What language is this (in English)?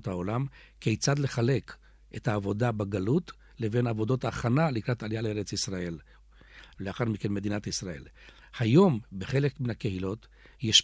Hebrew